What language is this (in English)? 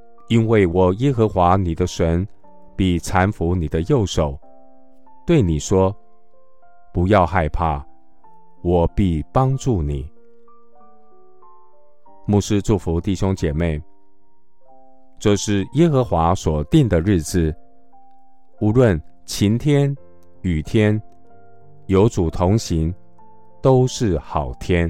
Chinese